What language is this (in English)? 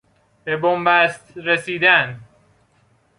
Persian